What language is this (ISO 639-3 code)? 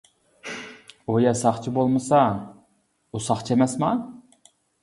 uig